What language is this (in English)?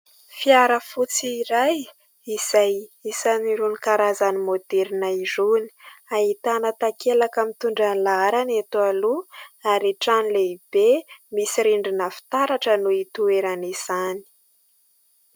Malagasy